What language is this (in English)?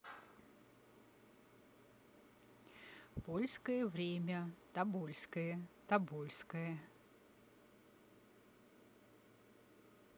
Russian